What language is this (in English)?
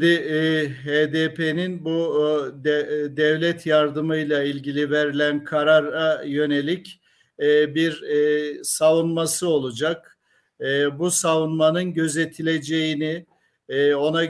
Turkish